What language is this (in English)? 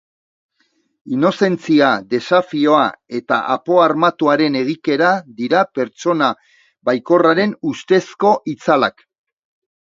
Basque